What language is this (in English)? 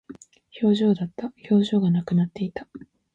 Japanese